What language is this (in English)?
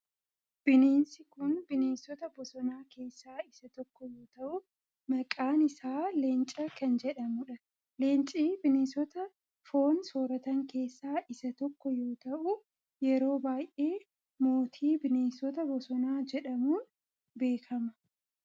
Oromo